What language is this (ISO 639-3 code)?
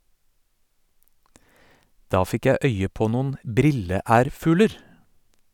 nor